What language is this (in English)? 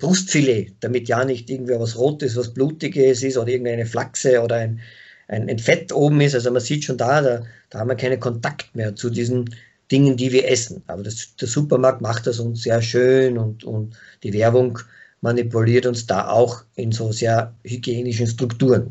German